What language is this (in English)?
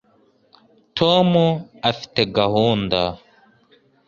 Kinyarwanda